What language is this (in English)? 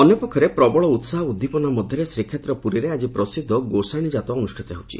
Odia